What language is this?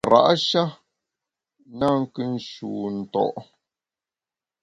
Bamun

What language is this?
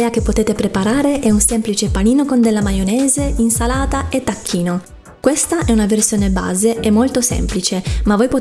Italian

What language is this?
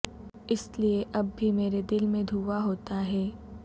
Urdu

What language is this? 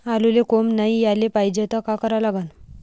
Marathi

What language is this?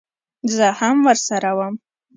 Pashto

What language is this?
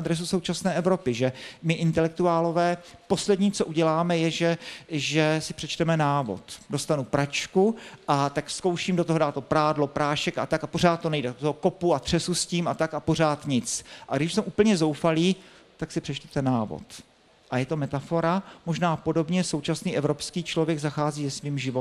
Czech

